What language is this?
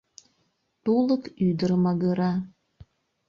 Mari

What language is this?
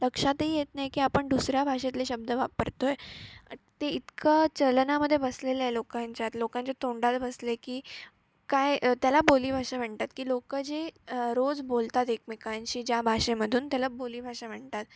Marathi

